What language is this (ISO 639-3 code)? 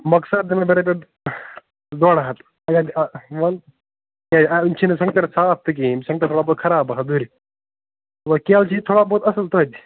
kas